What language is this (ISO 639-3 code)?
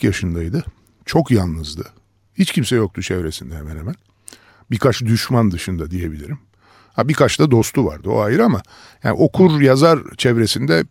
tur